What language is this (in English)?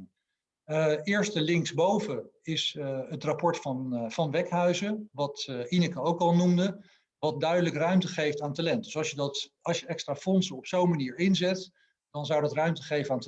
Dutch